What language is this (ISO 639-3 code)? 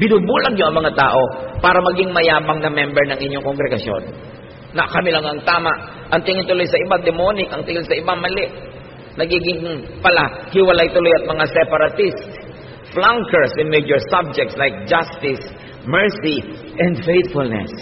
fil